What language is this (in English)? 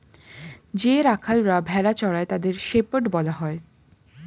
Bangla